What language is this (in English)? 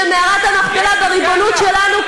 Hebrew